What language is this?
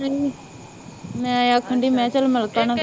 Punjabi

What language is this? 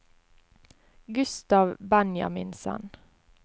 Norwegian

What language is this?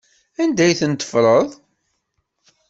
Kabyle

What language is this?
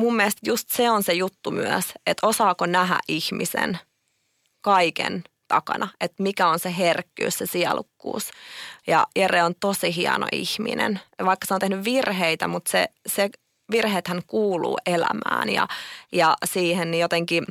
Finnish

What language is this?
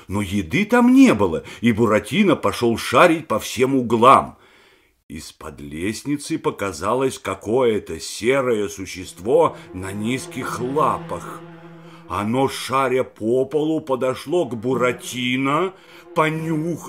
Russian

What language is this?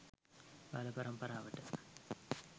Sinhala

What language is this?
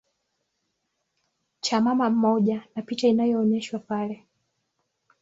Swahili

